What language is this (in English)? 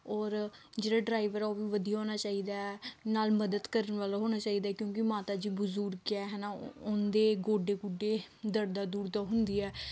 Punjabi